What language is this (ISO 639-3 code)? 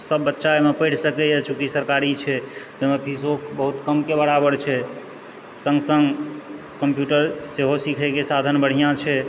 mai